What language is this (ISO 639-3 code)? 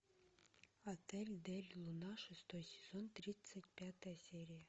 rus